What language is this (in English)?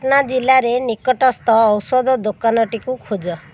Odia